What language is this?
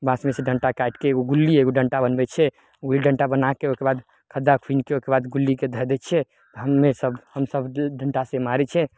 Maithili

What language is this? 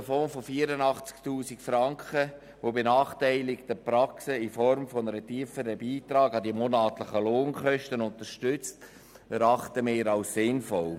Swiss German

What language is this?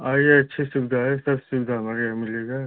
Hindi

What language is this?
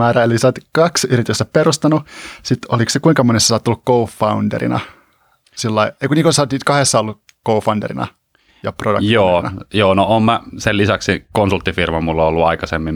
Finnish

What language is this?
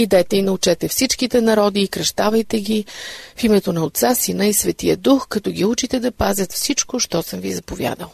Bulgarian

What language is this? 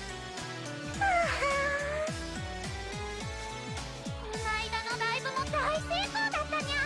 Japanese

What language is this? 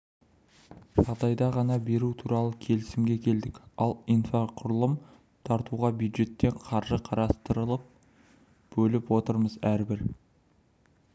Kazakh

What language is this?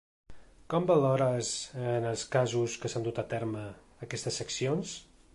Catalan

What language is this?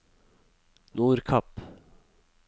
Norwegian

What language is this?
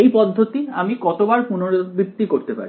Bangla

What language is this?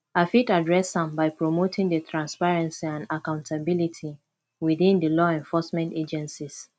Nigerian Pidgin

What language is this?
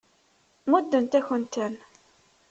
Kabyle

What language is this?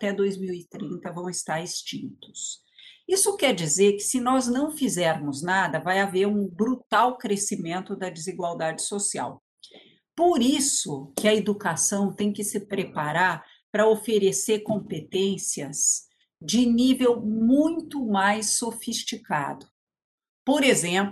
Portuguese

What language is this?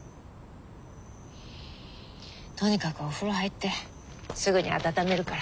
Japanese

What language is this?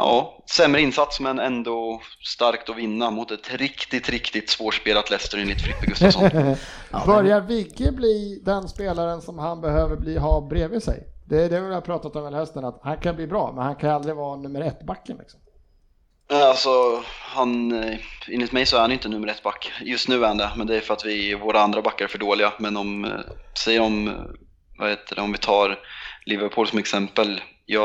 Swedish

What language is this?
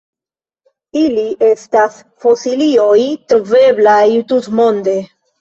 Esperanto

